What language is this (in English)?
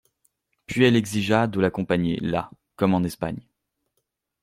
French